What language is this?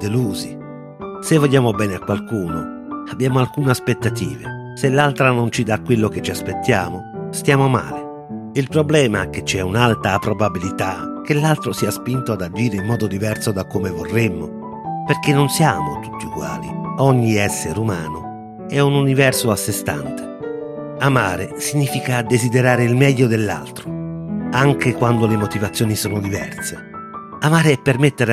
Italian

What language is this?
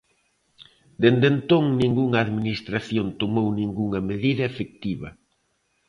Galician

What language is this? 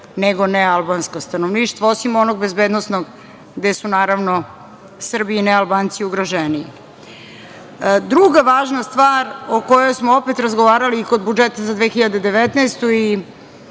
Serbian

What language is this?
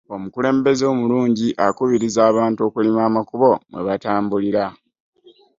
Ganda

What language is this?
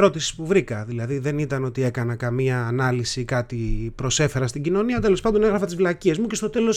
Greek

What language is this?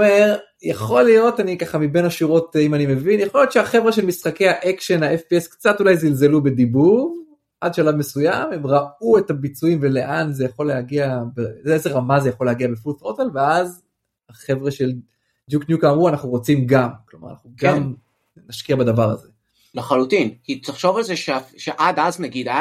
Hebrew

